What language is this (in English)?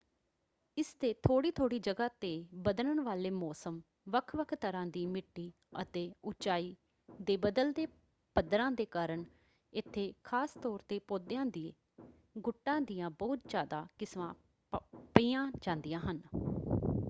Punjabi